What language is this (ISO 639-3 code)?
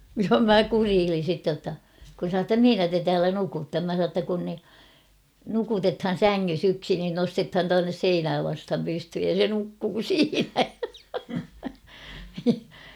fin